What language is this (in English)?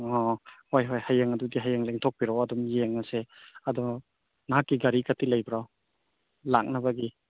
Manipuri